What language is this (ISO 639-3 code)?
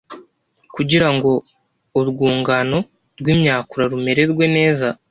kin